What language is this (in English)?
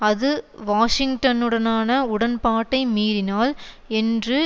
Tamil